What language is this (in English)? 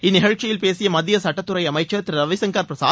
Tamil